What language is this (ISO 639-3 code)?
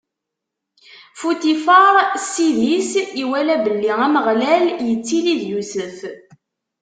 kab